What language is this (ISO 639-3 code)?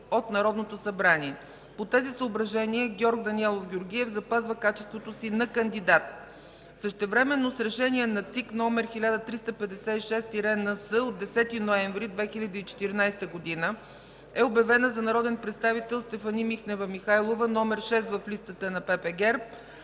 bul